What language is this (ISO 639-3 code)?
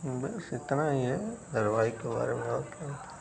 hin